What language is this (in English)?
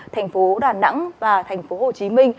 Vietnamese